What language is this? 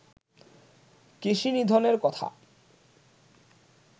Bangla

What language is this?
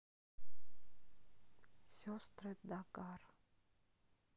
Russian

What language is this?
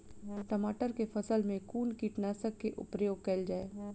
Maithili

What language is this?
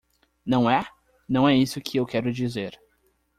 Portuguese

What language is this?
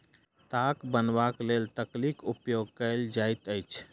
Maithili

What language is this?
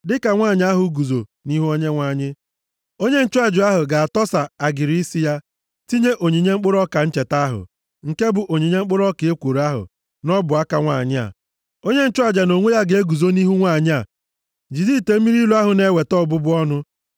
Igbo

